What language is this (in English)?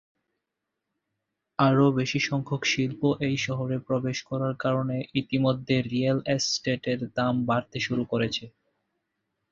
Bangla